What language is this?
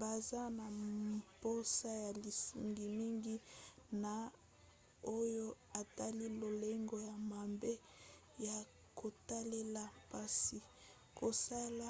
Lingala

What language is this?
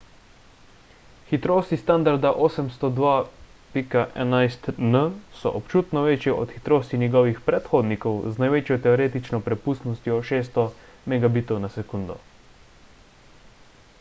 Slovenian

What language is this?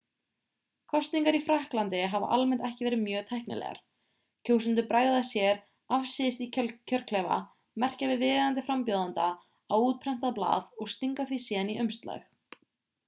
Icelandic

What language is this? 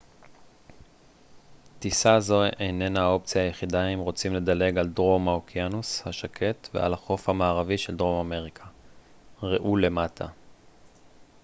Hebrew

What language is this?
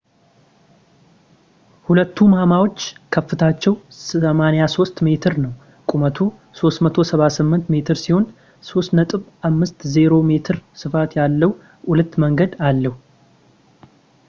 Amharic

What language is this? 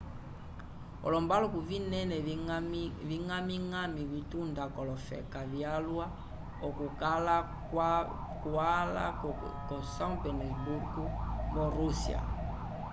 Umbundu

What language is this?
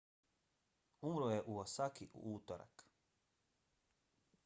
Bosnian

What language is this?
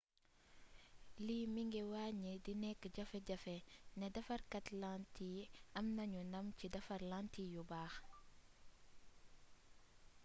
Wolof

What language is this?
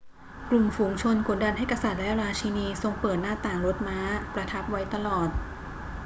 Thai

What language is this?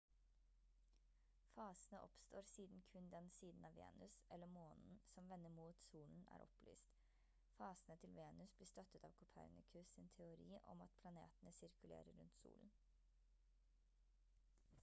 Norwegian Bokmål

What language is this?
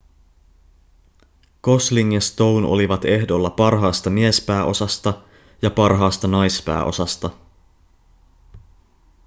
Finnish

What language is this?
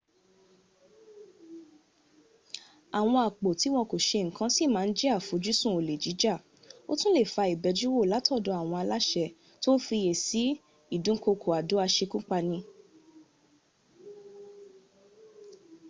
Yoruba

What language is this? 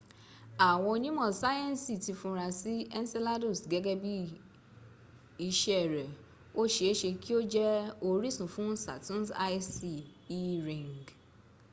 Yoruba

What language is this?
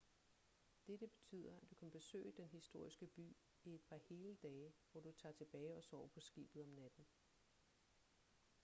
Danish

